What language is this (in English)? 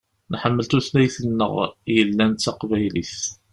Kabyle